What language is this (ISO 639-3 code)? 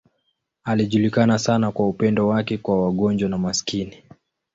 swa